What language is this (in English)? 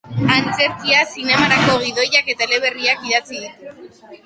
Basque